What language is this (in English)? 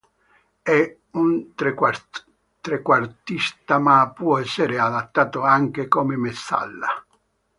Italian